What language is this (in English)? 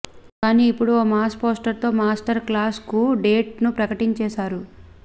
Telugu